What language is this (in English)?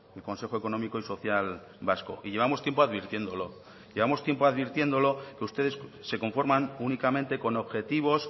Spanish